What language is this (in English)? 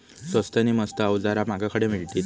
Marathi